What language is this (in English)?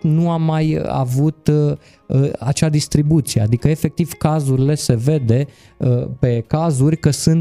Romanian